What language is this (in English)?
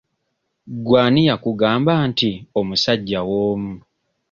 Ganda